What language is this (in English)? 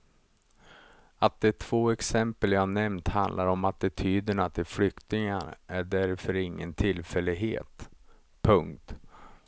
Swedish